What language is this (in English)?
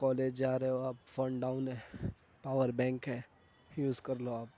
Urdu